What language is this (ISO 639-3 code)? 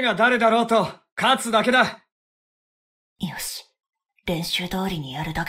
jpn